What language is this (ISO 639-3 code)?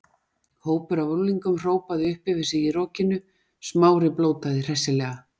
isl